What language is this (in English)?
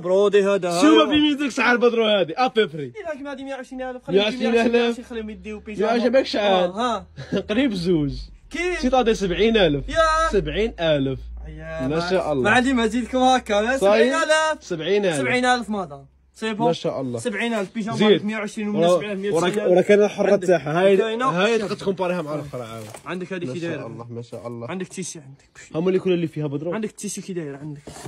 Arabic